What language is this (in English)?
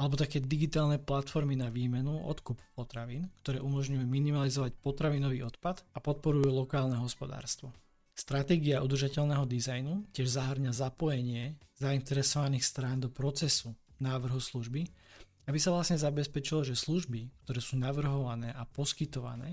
Slovak